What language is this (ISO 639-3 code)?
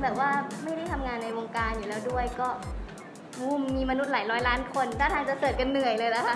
tha